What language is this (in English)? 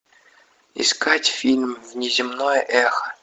Russian